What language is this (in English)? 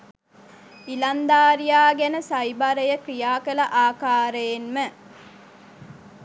Sinhala